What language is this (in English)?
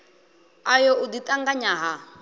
Venda